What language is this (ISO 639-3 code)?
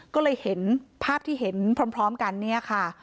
tha